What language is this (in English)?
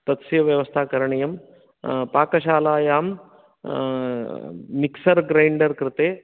Sanskrit